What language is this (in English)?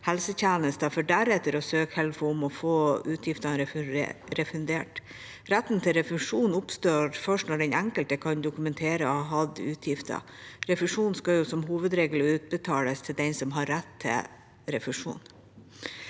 Norwegian